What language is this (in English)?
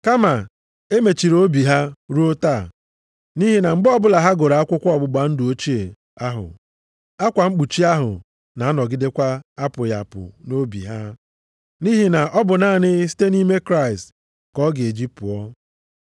Igbo